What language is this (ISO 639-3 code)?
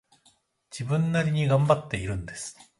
jpn